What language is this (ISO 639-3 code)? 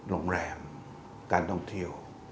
tha